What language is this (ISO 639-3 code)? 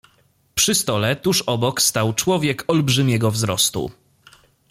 pol